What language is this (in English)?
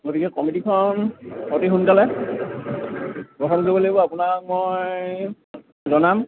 Assamese